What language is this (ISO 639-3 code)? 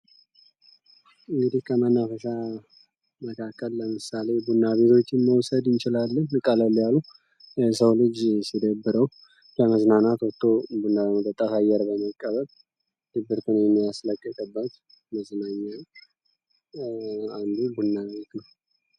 amh